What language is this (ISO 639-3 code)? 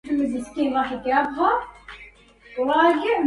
ara